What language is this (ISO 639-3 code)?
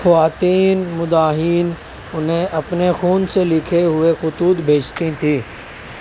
urd